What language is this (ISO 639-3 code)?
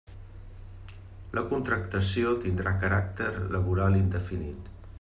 cat